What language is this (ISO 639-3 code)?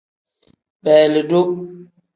kdh